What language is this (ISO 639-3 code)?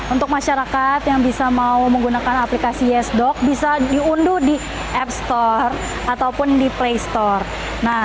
ind